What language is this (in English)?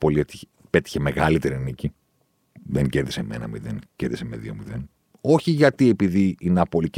Greek